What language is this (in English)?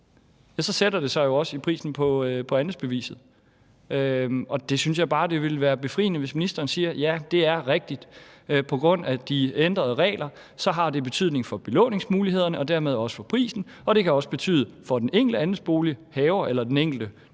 Danish